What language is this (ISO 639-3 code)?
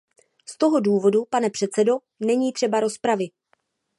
ces